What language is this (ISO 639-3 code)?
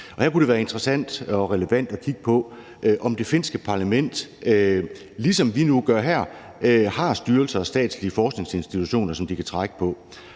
dan